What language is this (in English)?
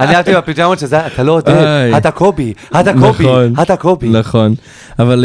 Hebrew